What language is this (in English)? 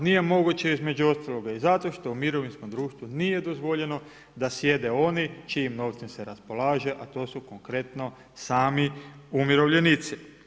Croatian